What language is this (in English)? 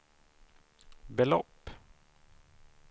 Swedish